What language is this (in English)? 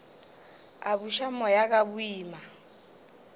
Northern Sotho